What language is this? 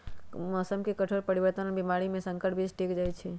Magahi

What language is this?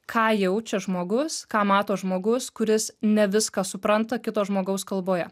Lithuanian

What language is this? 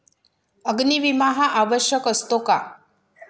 Marathi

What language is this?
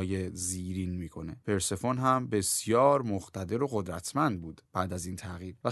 Persian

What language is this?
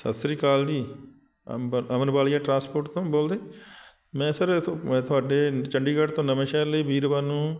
Punjabi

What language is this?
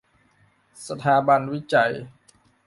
Thai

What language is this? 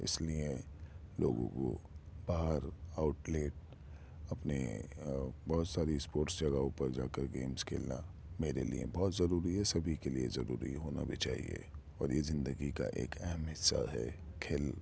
Urdu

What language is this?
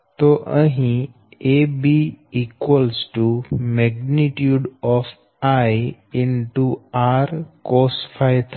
Gujarati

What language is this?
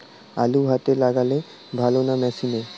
Bangla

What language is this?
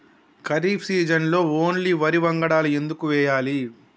Telugu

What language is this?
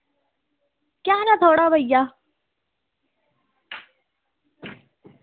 Dogri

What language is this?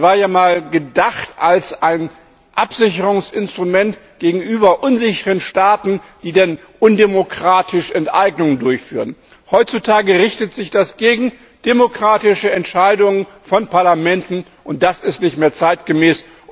German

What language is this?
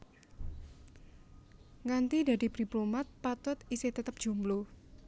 Javanese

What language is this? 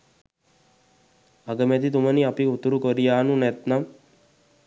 Sinhala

